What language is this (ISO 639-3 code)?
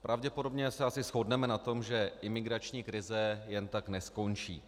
ces